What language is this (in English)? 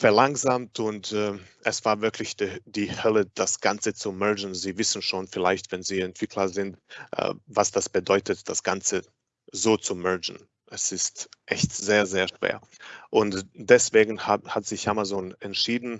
German